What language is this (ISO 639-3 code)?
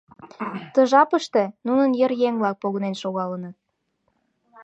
chm